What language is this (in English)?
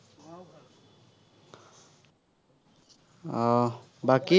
Assamese